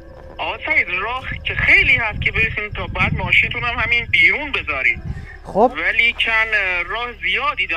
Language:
Persian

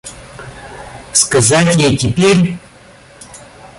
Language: Russian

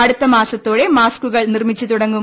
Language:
Malayalam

